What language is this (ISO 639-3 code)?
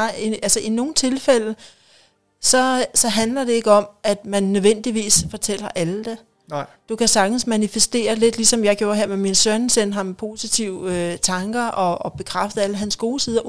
dan